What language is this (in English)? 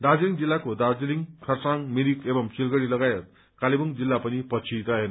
Nepali